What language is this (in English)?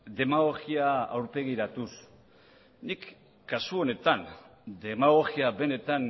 Basque